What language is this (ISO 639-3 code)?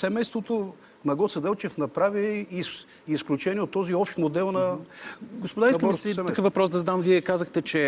bul